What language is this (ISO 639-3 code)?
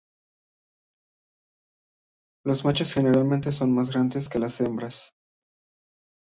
spa